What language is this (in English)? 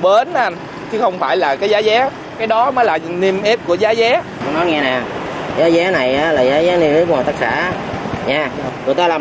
Vietnamese